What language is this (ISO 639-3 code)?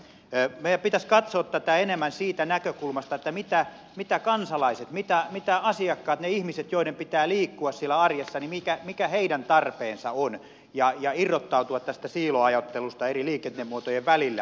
fin